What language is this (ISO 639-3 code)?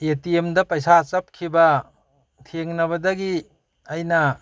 mni